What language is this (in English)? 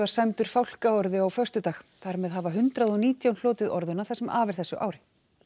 Icelandic